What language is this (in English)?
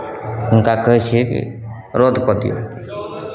Maithili